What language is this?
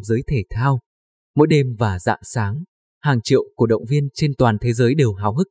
Vietnamese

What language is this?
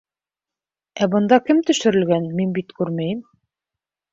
Bashkir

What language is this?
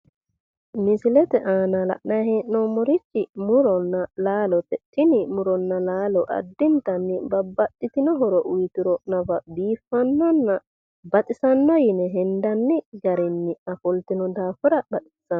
Sidamo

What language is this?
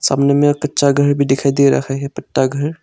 Hindi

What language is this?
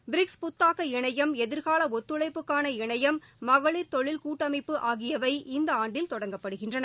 Tamil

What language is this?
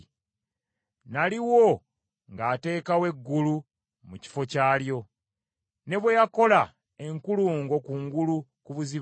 Ganda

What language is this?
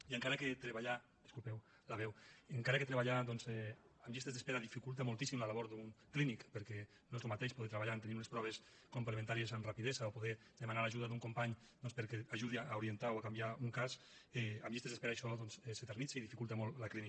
Catalan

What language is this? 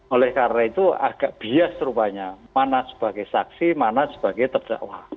Indonesian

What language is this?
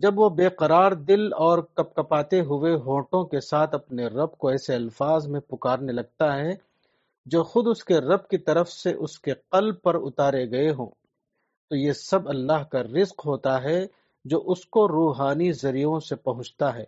Urdu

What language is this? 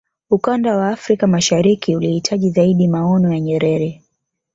Swahili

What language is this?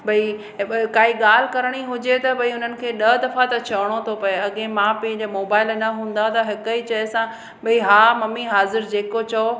Sindhi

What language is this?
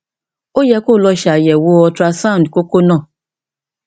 Yoruba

